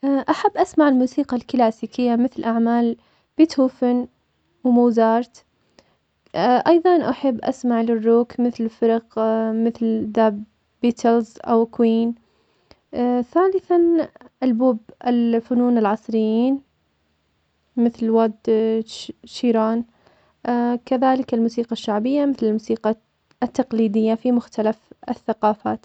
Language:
Omani Arabic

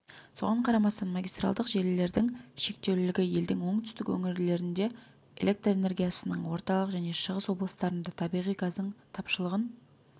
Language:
Kazakh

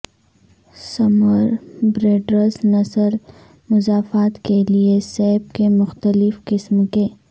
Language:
Urdu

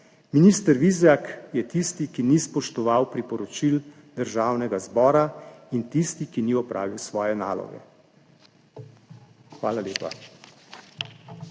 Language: Slovenian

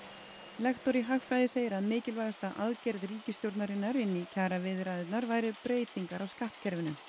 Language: Icelandic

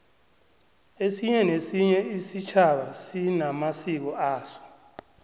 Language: South Ndebele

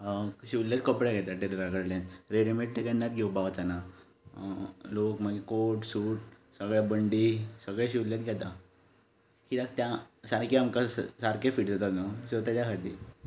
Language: Konkani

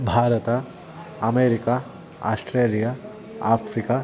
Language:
Sanskrit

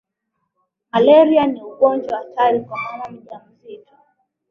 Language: Swahili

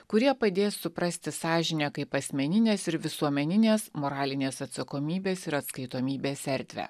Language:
Lithuanian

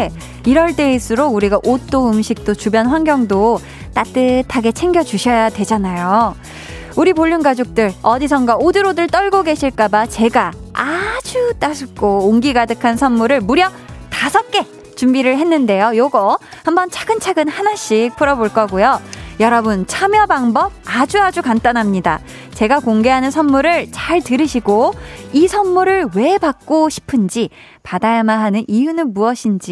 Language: Korean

